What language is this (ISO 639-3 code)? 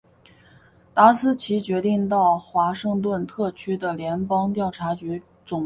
zho